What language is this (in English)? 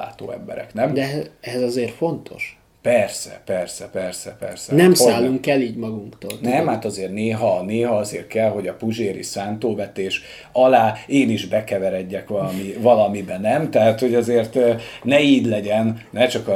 Hungarian